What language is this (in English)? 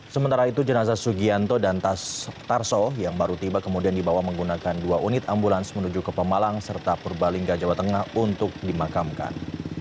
Indonesian